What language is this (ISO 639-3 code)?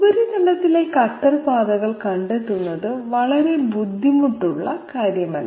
mal